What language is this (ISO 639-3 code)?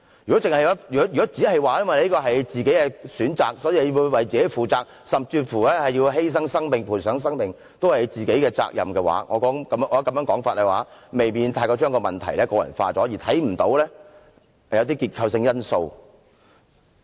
yue